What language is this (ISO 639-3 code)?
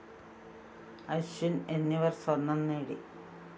mal